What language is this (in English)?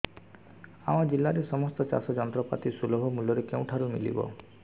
Odia